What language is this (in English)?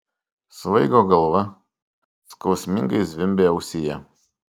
Lithuanian